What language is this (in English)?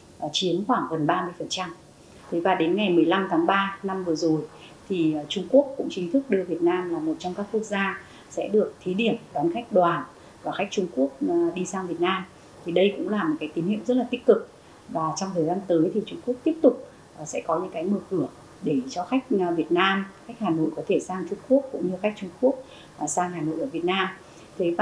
Vietnamese